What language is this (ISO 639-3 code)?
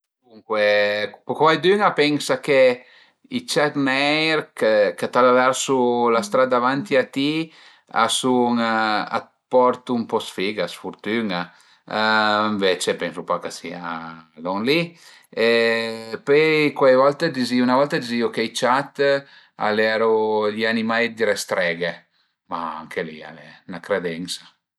pms